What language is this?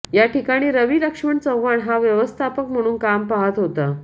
Marathi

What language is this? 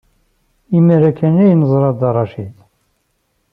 Kabyle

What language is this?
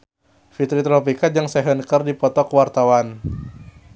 Sundanese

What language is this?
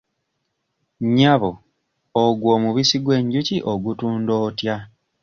Ganda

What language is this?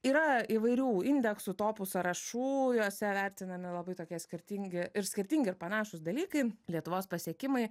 Lithuanian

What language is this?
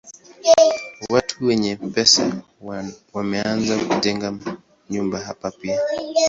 Swahili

